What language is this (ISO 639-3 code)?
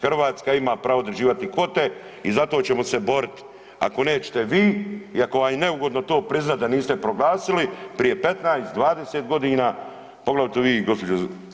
hrv